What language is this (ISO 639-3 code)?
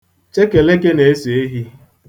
ibo